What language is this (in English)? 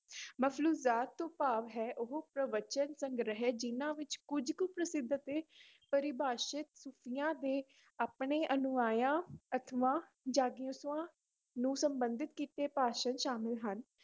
Punjabi